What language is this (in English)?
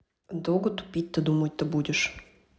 Russian